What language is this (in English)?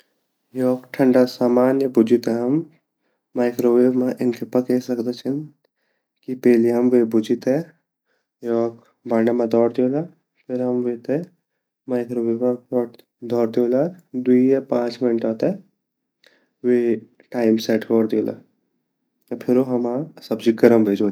Garhwali